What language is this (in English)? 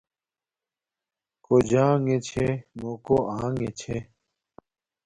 Domaaki